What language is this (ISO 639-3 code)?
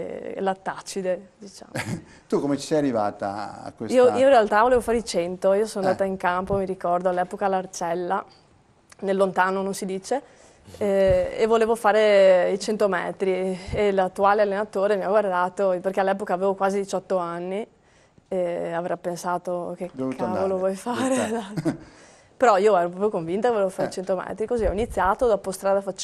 ita